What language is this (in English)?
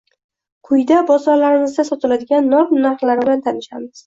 Uzbek